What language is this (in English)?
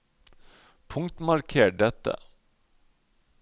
Norwegian